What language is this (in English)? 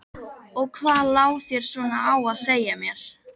Icelandic